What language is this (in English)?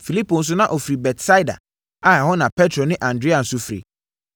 Akan